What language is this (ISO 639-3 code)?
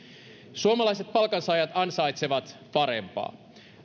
fin